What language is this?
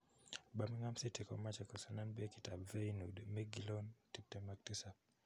Kalenjin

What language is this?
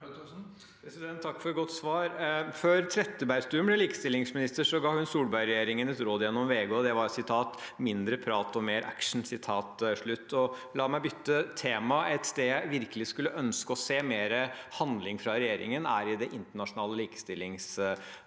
Norwegian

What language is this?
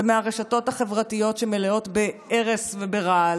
Hebrew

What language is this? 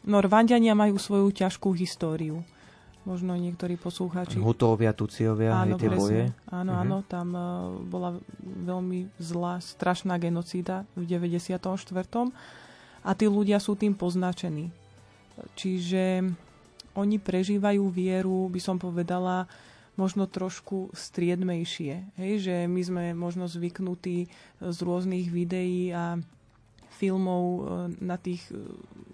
Slovak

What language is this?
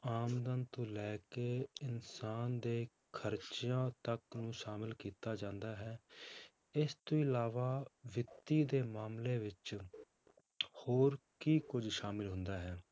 Punjabi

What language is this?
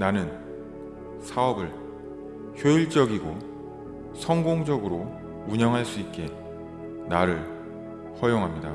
Korean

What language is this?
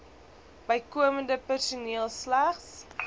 Afrikaans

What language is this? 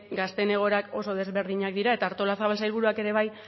Basque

